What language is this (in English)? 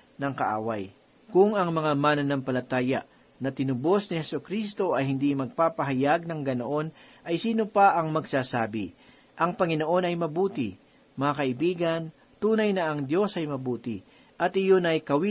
Filipino